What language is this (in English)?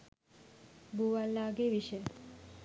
Sinhala